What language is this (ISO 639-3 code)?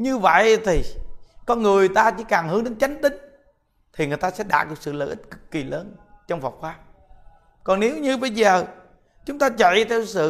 vie